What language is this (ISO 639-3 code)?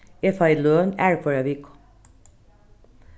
fao